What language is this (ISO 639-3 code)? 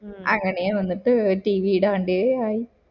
mal